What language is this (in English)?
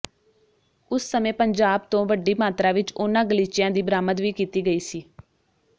Punjabi